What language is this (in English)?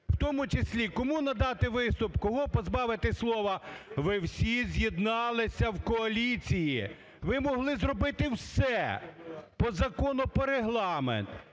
Ukrainian